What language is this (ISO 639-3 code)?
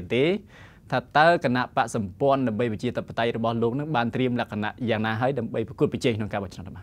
tha